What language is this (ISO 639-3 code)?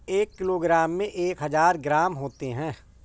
hin